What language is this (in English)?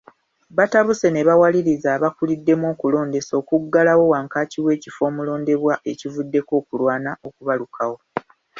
Ganda